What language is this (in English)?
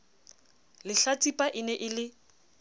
Southern Sotho